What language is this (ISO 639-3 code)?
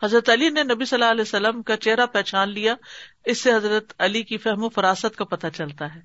urd